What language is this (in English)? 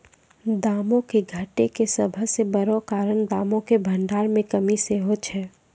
Maithili